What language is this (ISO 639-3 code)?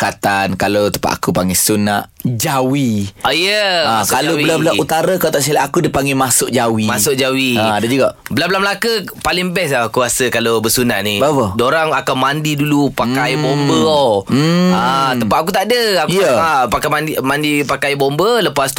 msa